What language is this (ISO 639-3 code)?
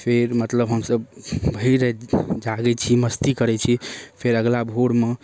mai